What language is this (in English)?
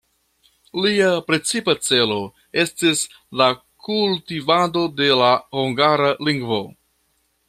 Esperanto